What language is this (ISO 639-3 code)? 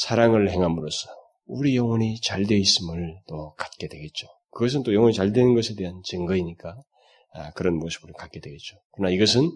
kor